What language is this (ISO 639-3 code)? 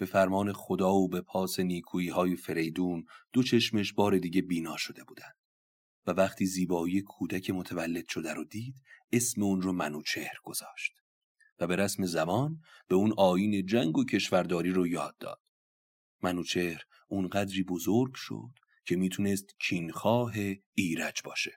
fas